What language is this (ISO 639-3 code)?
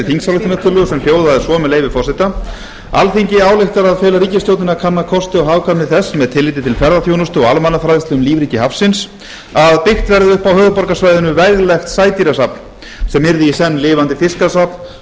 isl